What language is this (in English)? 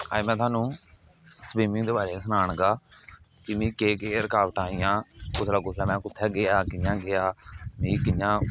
Dogri